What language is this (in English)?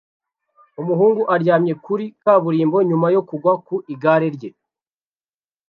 Kinyarwanda